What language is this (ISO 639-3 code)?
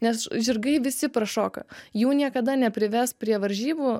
lit